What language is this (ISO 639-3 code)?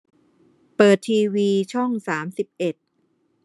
tha